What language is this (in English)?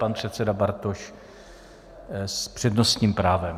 Czech